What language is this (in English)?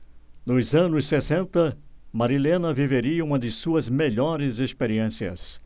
Portuguese